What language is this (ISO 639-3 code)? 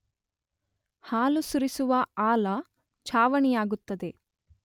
kan